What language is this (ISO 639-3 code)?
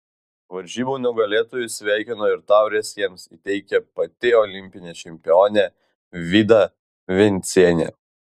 lit